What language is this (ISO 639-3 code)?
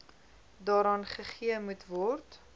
afr